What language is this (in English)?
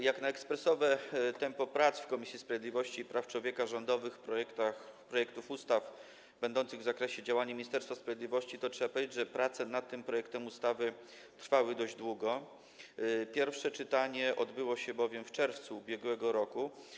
Polish